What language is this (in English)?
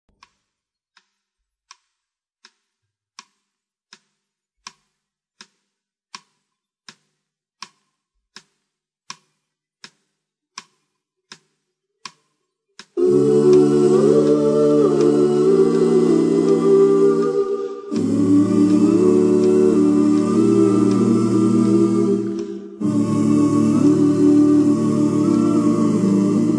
Spanish